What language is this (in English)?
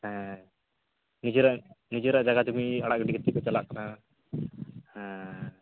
Santali